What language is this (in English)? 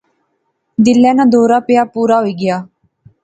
Pahari-Potwari